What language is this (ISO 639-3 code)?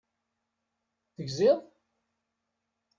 kab